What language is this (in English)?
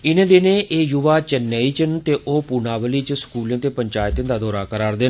Dogri